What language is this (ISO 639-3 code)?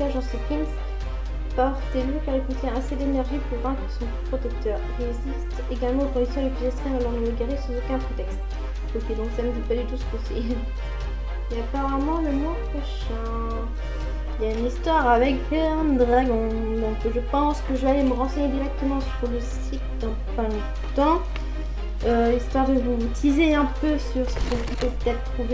fra